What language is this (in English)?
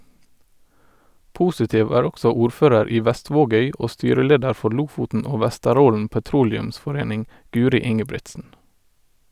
Norwegian